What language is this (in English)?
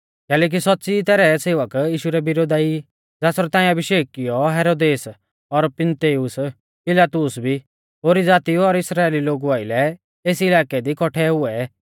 Mahasu Pahari